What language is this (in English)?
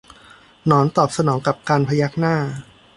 Thai